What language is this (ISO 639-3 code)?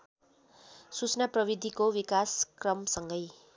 nep